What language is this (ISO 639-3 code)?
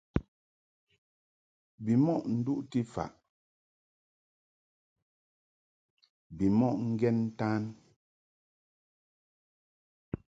mhk